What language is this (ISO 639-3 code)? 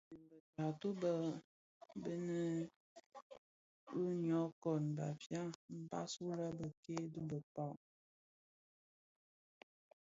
ksf